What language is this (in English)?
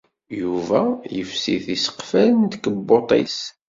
Kabyle